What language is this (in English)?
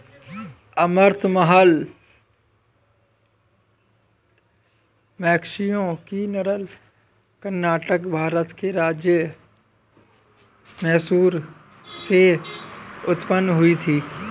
Hindi